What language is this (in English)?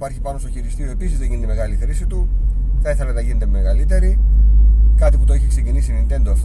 Greek